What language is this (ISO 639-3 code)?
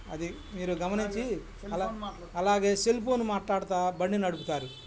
tel